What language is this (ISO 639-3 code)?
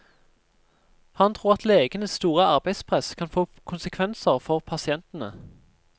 nor